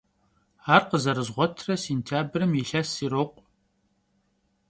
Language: Kabardian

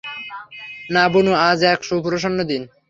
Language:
Bangla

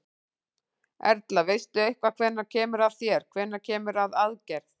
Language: Icelandic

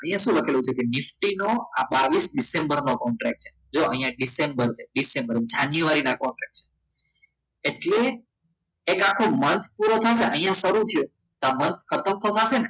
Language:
Gujarati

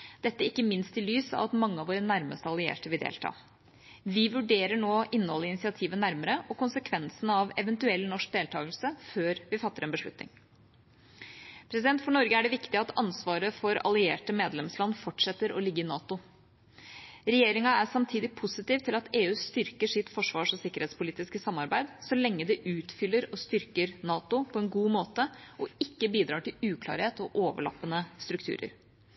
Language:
Norwegian Bokmål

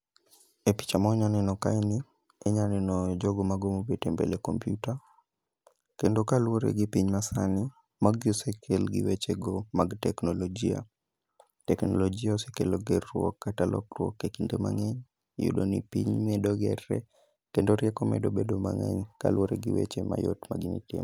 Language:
Luo (Kenya and Tanzania)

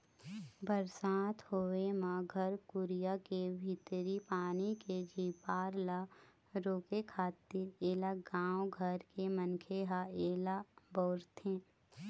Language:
Chhattisgarhi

